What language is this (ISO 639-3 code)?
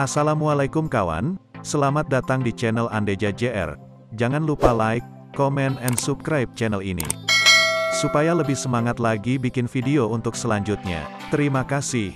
ind